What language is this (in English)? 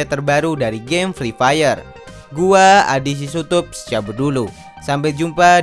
Indonesian